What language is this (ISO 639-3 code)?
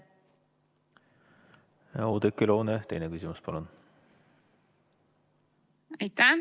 est